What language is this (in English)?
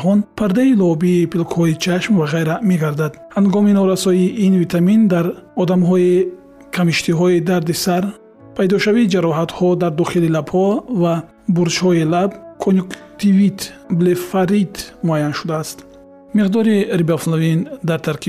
Persian